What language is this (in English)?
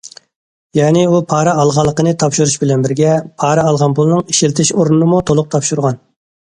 Uyghur